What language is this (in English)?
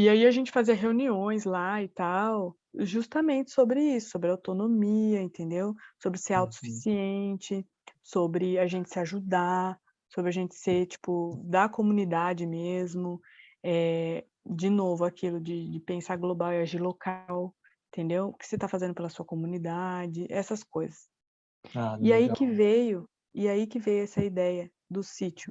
Portuguese